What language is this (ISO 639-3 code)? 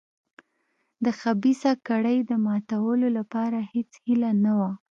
pus